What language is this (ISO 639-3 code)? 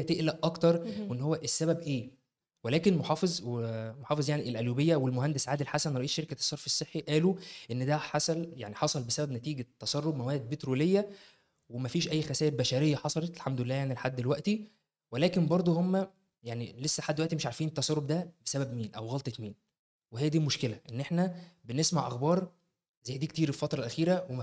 ara